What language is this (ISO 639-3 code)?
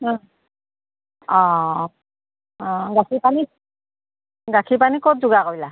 asm